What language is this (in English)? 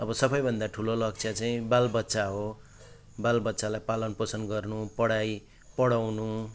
Nepali